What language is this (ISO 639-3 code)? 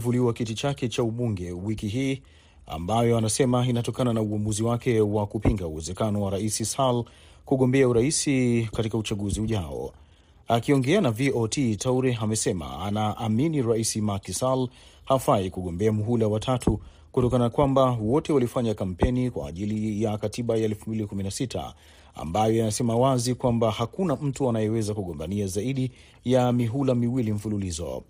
swa